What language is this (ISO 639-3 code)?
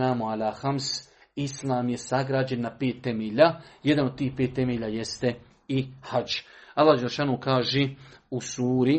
hrv